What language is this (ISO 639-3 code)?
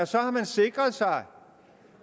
dan